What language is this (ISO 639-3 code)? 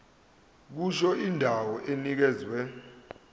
zul